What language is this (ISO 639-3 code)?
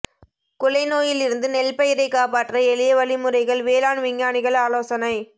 tam